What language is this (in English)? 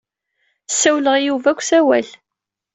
Kabyle